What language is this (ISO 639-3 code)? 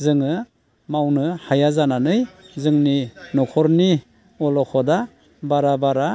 brx